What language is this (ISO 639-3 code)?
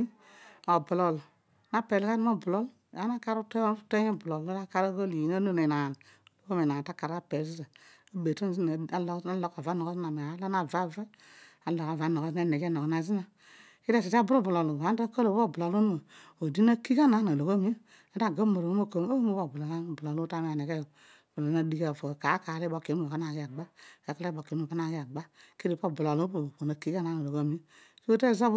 odu